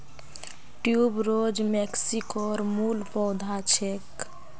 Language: Magahi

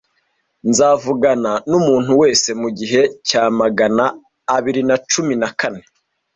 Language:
Kinyarwanda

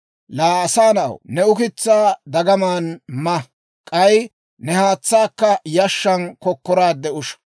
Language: Dawro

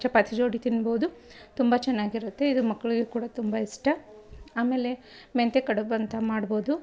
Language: Kannada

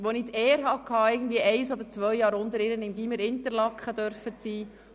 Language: Swiss German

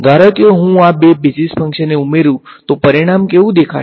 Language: Gujarati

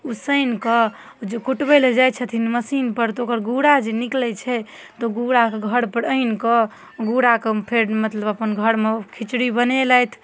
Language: Maithili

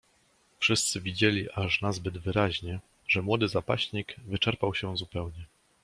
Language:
Polish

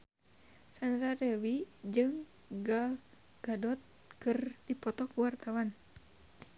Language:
Sundanese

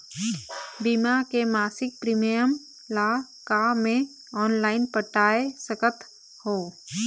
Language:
Chhattisgarhi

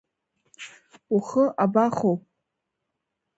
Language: Abkhazian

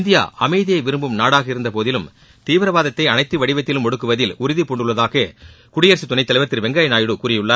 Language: Tamil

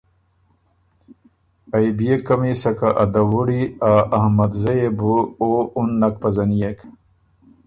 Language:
Ormuri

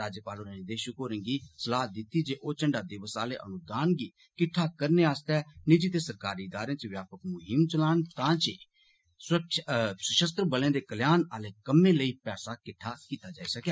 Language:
Dogri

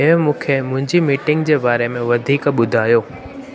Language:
Sindhi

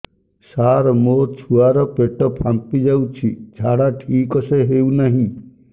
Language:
Odia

